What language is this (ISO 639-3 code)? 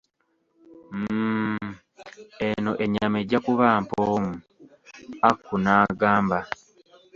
lug